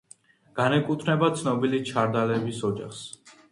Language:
Georgian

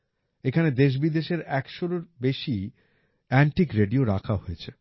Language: Bangla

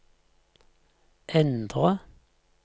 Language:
Norwegian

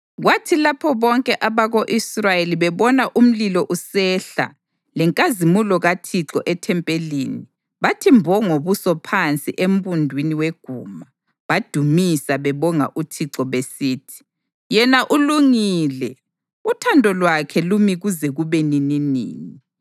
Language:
North Ndebele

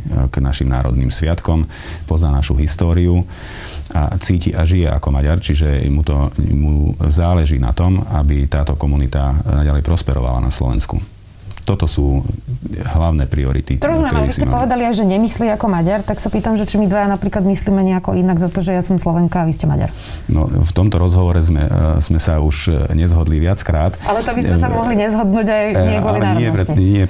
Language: Slovak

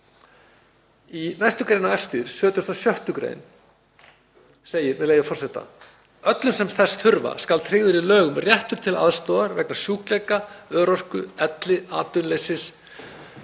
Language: Icelandic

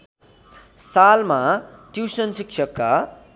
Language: Nepali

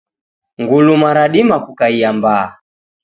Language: Taita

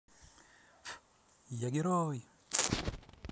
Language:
Russian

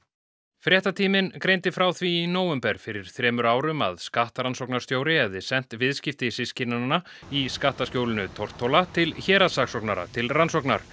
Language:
Icelandic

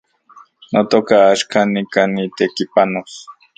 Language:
Central Puebla Nahuatl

